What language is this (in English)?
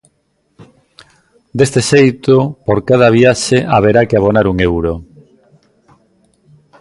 Galician